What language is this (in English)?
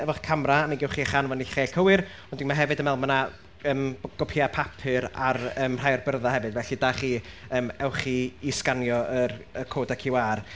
Welsh